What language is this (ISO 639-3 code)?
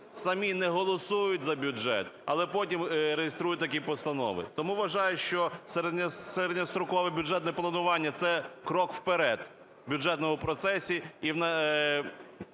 ukr